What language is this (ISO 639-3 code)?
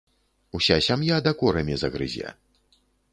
bel